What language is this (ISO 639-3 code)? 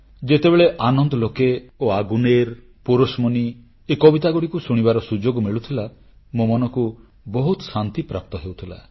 ori